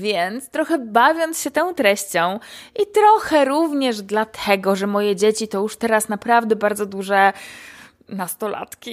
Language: Polish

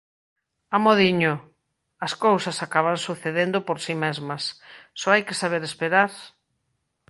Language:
Galician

